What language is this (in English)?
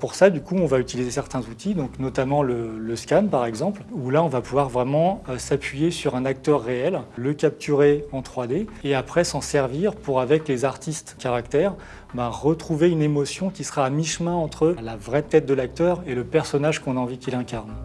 French